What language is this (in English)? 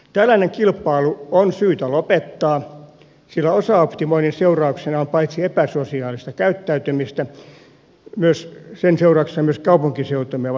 Finnish